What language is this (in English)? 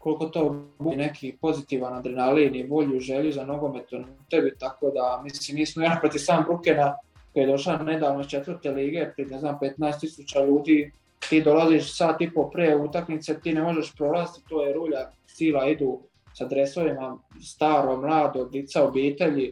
Croatian